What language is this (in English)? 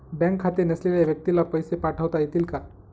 Marathi